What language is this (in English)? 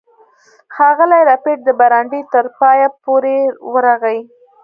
Pashto